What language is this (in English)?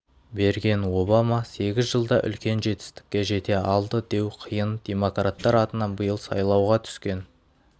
Kazakh